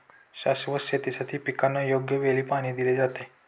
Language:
Marathi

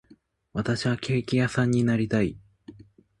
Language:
Japanese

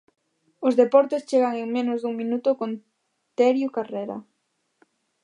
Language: Galician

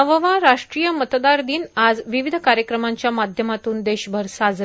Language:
Marathi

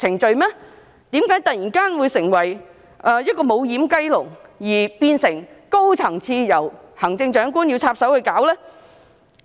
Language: Cantonese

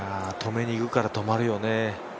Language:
Japanese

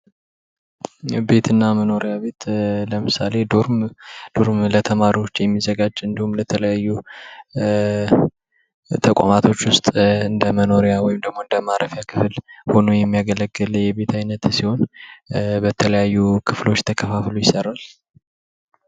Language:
Amharic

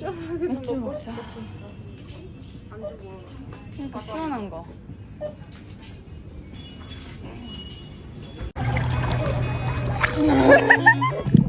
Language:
Korean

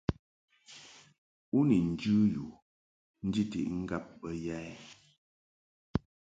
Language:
Mungaka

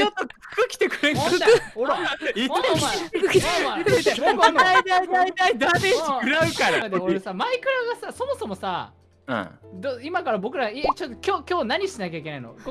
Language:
Japanese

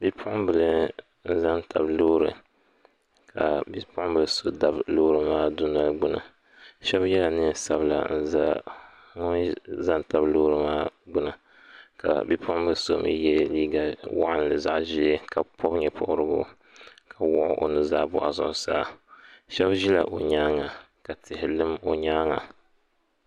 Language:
Dagbani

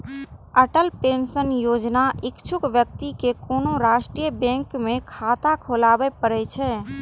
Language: Maithili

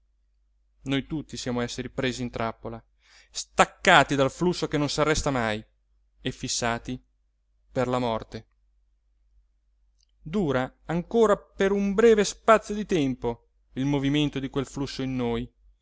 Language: Italian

